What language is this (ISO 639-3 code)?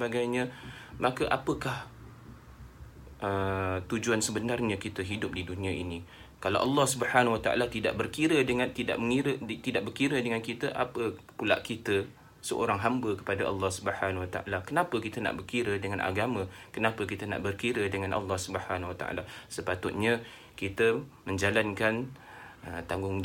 msa